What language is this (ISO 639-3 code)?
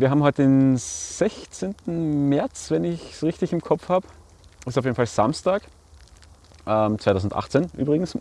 deu